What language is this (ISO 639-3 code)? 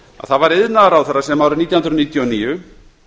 isl